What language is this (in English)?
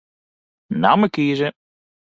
Western Frisian